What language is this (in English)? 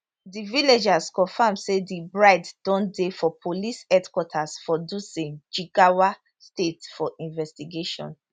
Nigerian Pidgin